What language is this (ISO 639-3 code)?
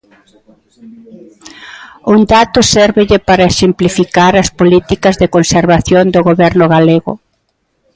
glg